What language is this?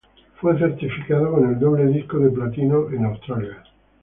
Spanish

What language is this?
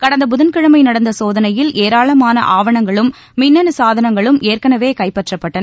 Tamil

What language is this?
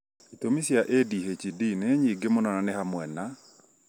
Kikuyu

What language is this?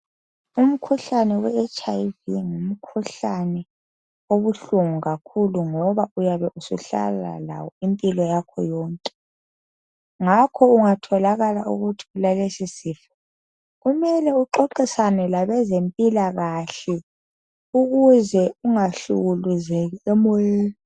North Ndebele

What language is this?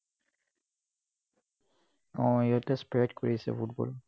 Assamese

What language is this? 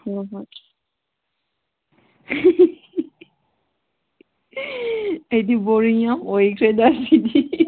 Manipuri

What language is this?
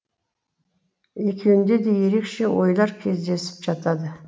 Kazakh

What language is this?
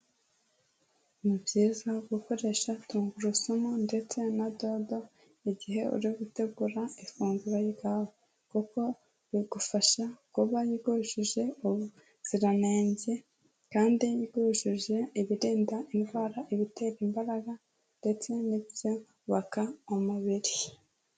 Kinyarwanda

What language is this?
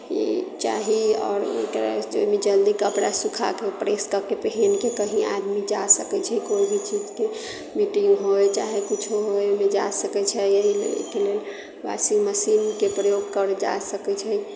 Maithili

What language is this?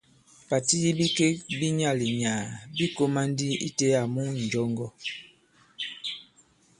Bankon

